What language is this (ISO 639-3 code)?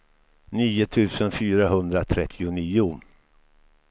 swe